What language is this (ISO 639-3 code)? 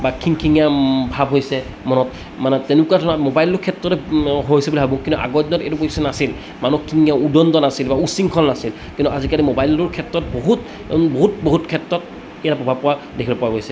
asm